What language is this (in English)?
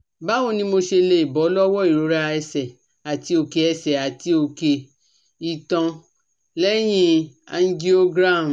Yoruba